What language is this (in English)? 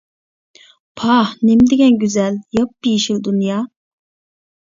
Uyghur